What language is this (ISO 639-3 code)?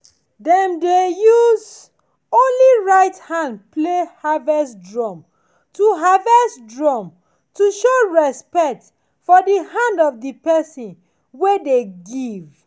pcm